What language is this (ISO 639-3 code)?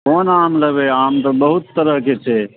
mai